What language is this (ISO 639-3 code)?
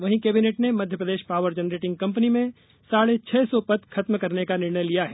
hin